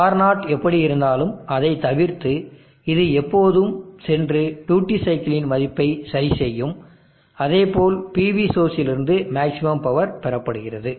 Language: Tamil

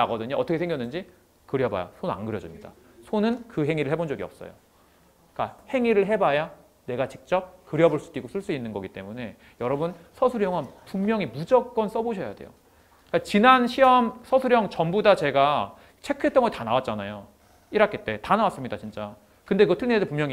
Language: Korean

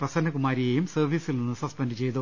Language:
Malayalam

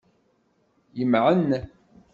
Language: Kabyle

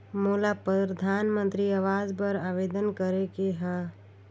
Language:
Chhattisgarhi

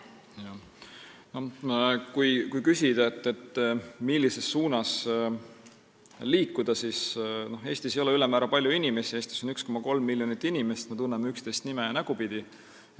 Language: Estonian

